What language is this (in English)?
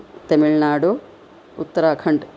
Sanskrit